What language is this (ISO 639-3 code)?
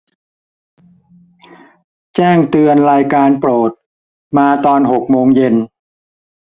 tha